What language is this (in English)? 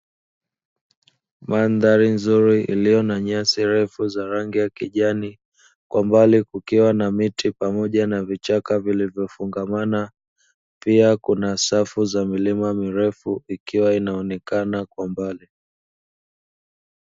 Swahili